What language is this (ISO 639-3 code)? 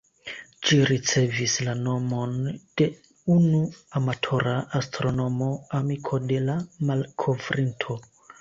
epo